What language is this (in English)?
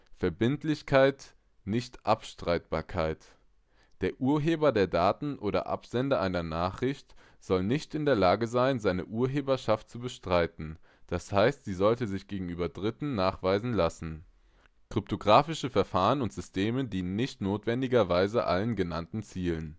German